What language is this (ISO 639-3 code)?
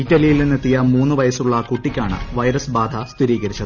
mal